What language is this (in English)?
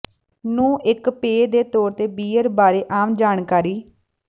Punjabi